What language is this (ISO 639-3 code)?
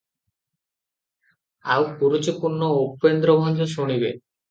ori